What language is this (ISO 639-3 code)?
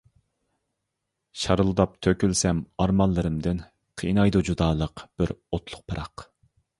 uig